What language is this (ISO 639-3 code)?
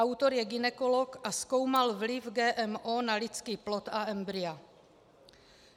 ces